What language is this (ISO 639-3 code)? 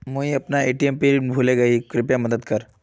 mag